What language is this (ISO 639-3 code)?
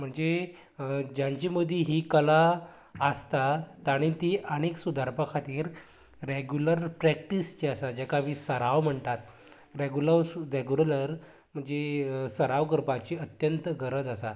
kok